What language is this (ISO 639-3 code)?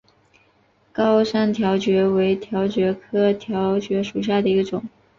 zho